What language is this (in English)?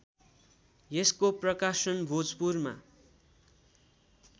Nepali